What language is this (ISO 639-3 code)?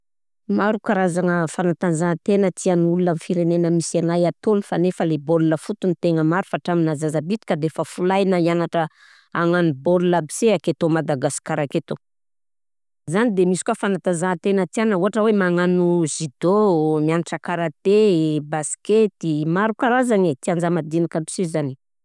bzc